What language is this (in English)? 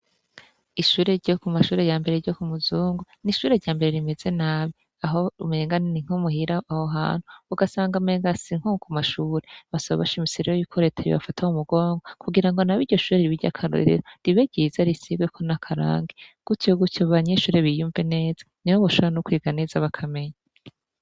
Rundi